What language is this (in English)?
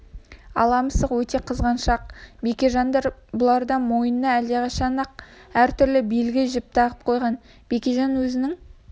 Kazakh